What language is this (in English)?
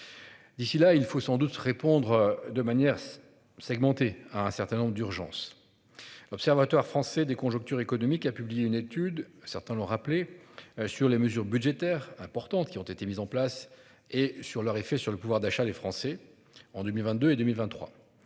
French